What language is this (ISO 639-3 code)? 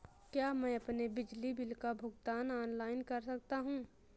hin